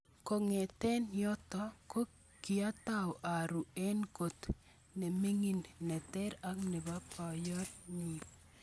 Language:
Kalenjin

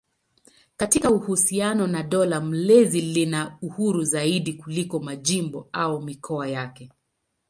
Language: Swahili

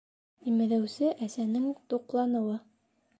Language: Bashkir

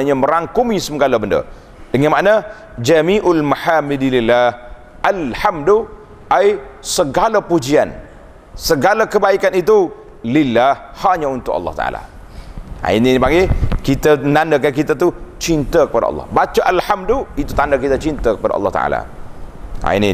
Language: Malay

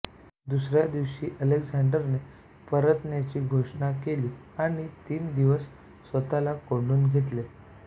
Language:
Marathi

